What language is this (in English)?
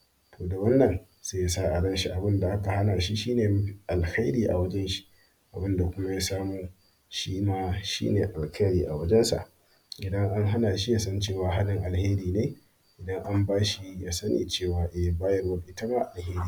Hausa